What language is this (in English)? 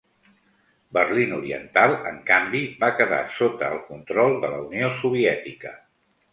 Catalan